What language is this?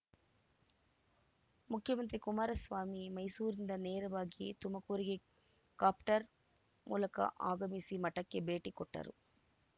Kannada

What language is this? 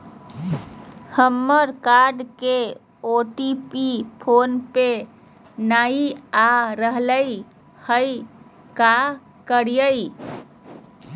Magahi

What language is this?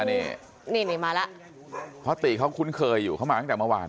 Thai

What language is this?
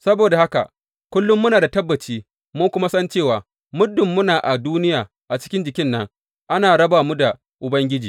Hausa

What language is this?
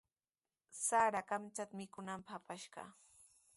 Sihuas Ancash Quechua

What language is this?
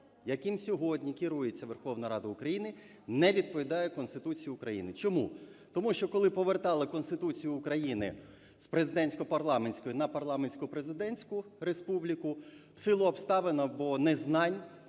Ukrainian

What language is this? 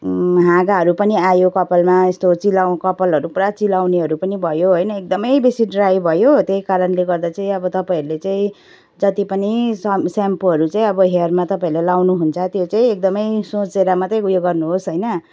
Nepali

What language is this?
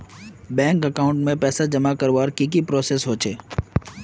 Magahi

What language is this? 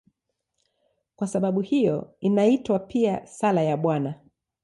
Swahili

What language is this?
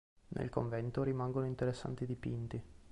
Italian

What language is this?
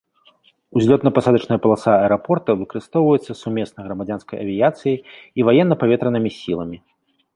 Belarusian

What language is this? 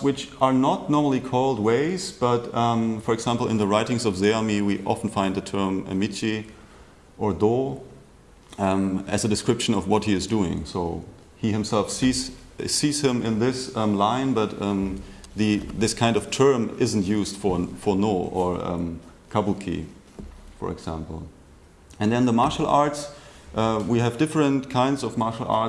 English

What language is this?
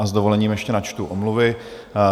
Czech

